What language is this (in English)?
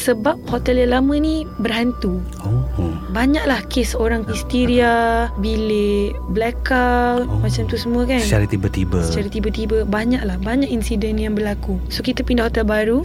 Malay